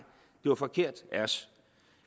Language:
Danish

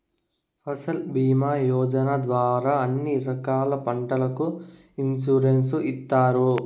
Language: Telugu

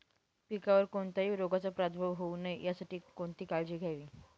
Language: Marathi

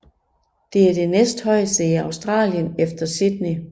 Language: Danish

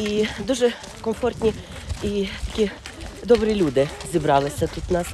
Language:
Ukrainian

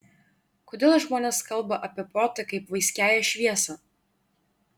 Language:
Lithuanian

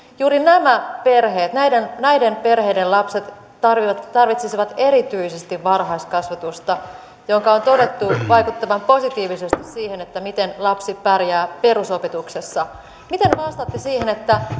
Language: Finnish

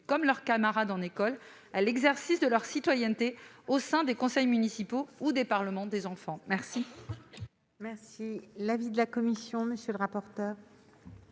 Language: French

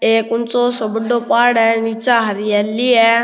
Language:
Rajasthani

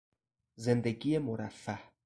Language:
Persian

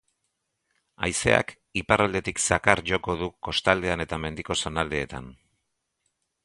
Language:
Basque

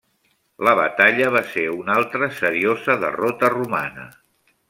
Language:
Catalan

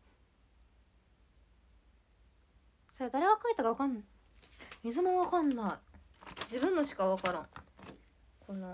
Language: Japanese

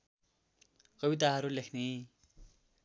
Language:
Nepali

